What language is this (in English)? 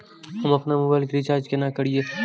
Maithili